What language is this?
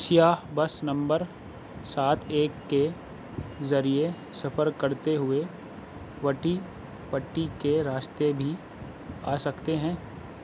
Urdu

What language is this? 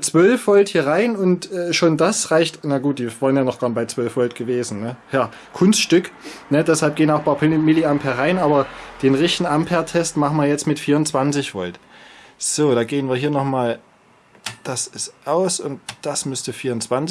German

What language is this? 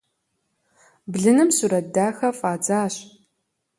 Kabardian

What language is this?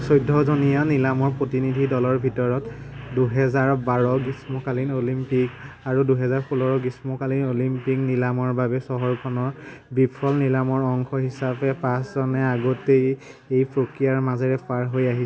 Assamese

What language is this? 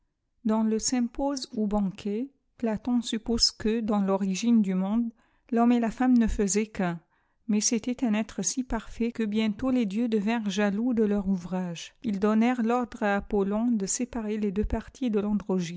French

